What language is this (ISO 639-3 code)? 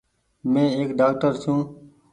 gig